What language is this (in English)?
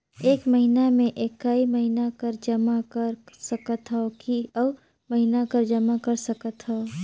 Chhattisgarhi